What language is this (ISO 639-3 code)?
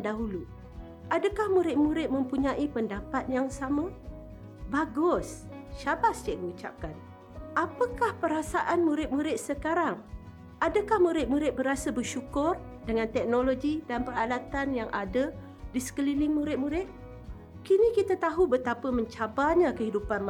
msa